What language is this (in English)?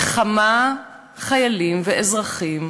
Hebrew